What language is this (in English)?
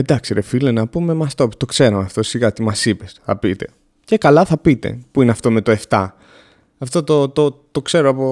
Greek